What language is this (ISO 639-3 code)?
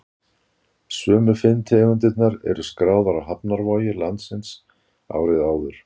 isl